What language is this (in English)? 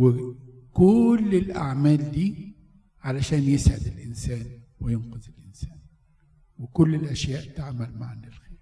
Arabic